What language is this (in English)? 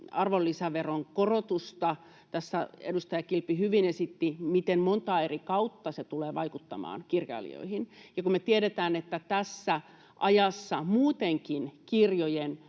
Finnish